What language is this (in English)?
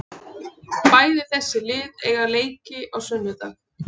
Icelandic